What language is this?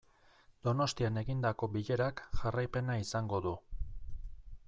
Basque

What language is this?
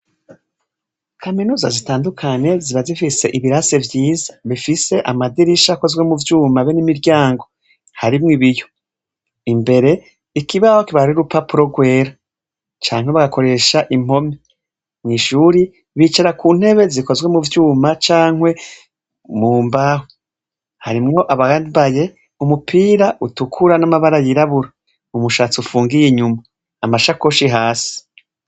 Rundi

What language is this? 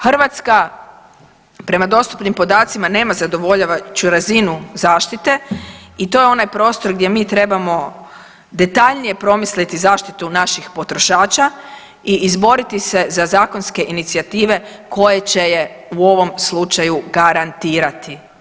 Croatian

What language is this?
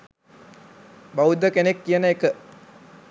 Sinhala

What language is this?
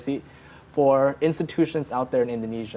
Indonesian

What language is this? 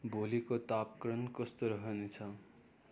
Nepali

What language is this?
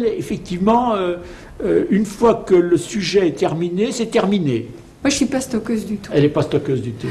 French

